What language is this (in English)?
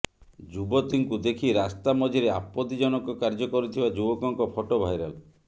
Odia